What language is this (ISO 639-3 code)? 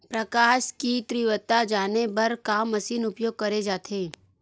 hne